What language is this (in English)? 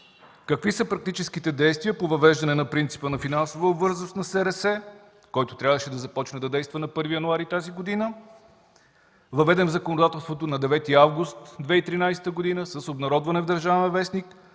Bulgarian